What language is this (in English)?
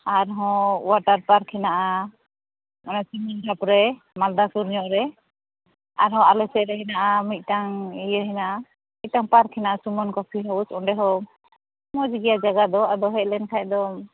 Santali